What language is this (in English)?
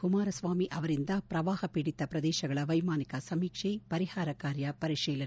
Kannada